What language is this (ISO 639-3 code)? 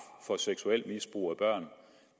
dan